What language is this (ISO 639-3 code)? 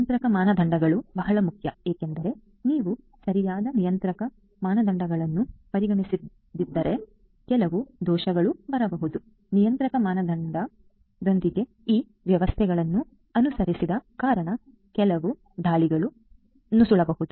kan